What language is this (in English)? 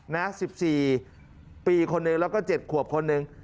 Thai